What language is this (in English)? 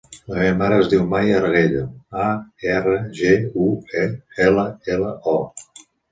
Catalan